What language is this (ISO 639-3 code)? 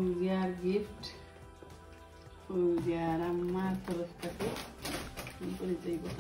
ron